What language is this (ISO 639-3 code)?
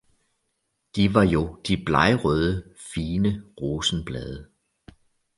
dan